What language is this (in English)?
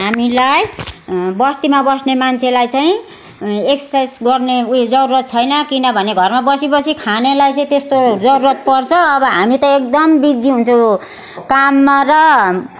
Nepali